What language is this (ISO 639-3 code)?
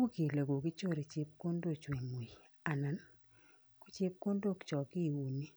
kln